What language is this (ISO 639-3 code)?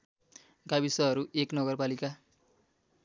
nep